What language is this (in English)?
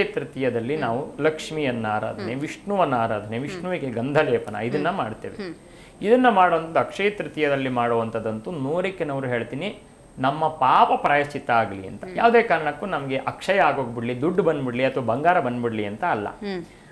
Kannada